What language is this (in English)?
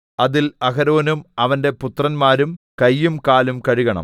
Malayalam